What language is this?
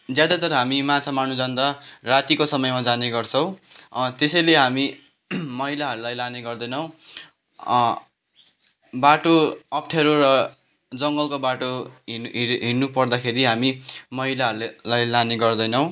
Nepali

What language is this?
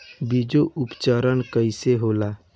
Bhojpuri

